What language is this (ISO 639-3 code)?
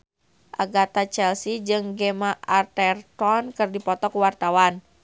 sun